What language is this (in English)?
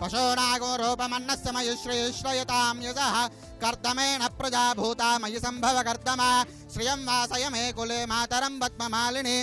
Telugu